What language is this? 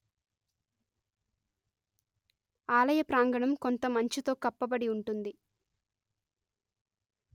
Telugu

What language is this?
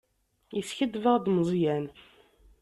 Kabyle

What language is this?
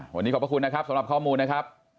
Thai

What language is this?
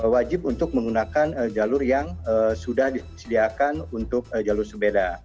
Indonesian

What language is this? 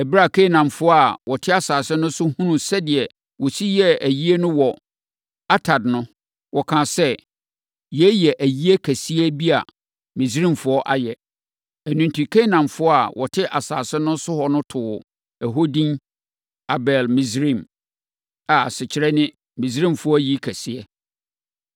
Akan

